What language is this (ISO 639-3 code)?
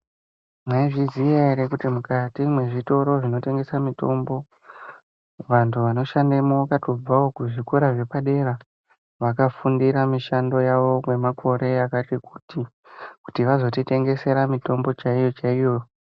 ndc